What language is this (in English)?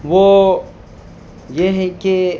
Urdu